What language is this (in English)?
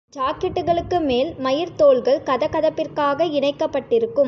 Tamil